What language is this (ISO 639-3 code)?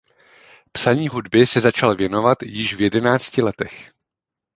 ces